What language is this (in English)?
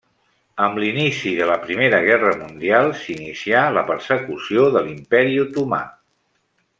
Catalan